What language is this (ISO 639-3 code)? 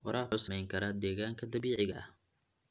som